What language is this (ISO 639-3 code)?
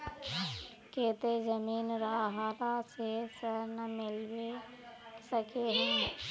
mag